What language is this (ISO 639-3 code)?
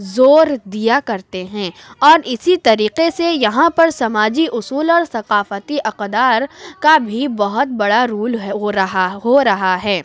urd